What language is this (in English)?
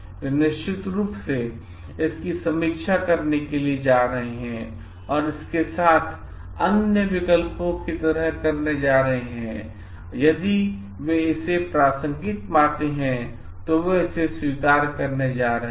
Hindi